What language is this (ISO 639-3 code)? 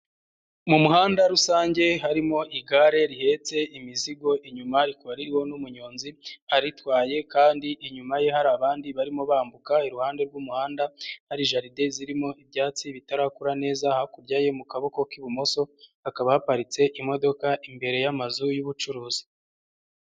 kin